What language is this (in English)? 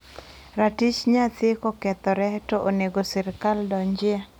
Luo (Kenya and Tanzania)